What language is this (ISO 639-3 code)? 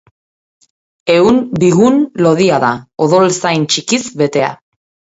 eus